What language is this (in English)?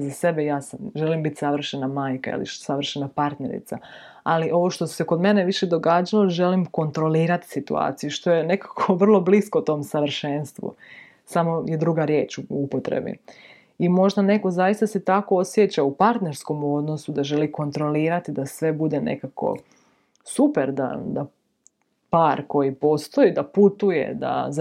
Croatian